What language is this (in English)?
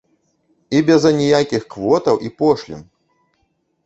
Belarusian